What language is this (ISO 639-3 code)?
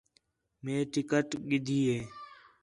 xhe